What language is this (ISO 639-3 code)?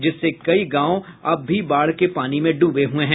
hin